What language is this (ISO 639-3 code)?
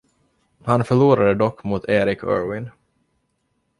swe